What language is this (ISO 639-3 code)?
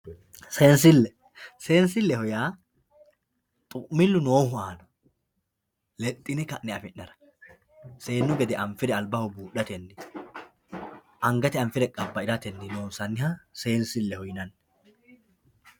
sid